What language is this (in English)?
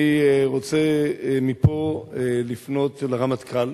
Hebrew